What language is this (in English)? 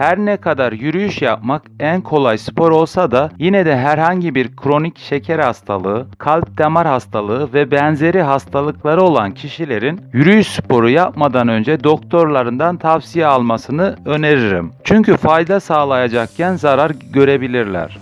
Turkish